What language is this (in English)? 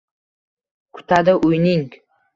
Uzbek